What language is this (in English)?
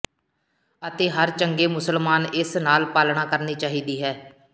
Punjabi